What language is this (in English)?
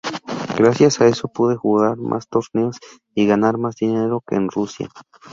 Spanish